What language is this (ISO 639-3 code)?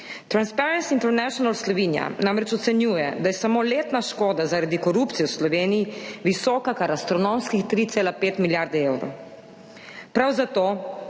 slv